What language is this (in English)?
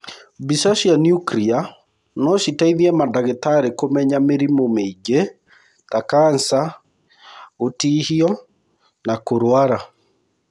Kikuyu